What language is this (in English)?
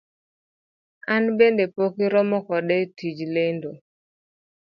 Luo (Kenya and Tanzania)